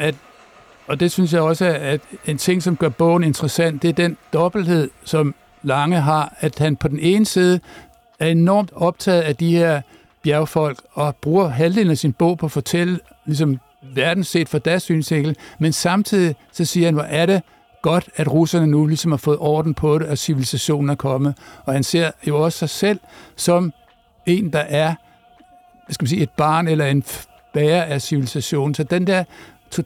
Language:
Danish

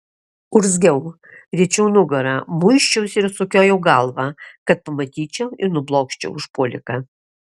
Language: Lithuanian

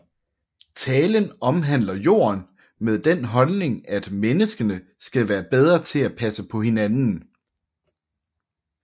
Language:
Danish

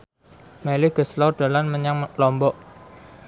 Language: Javanese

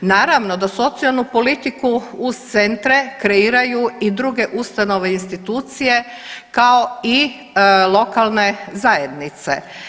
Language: Croatian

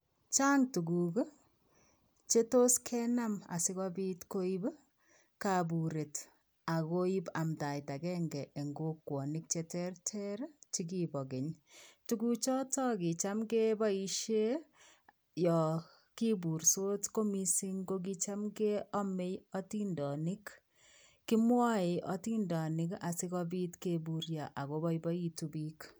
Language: Kalenjin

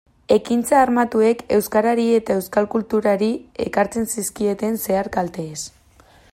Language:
Basque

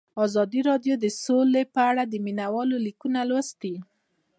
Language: Pashto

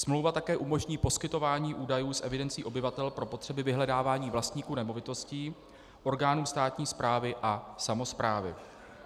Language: Czech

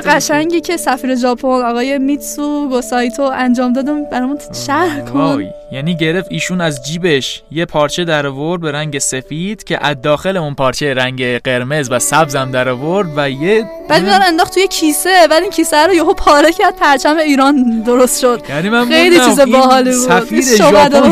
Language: Persian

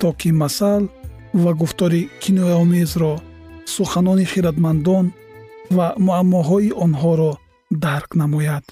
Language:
Persian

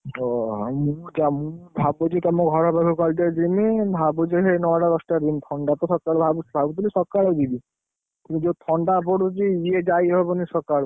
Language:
Odia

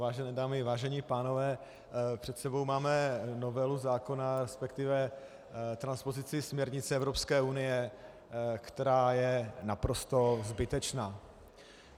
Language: Czech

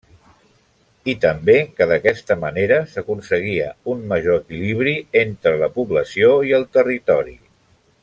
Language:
Catalan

